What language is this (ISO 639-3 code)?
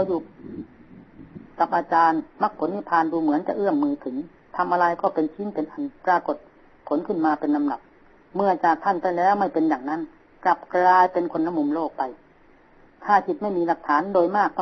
tha